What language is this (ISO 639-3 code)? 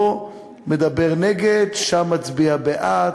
heb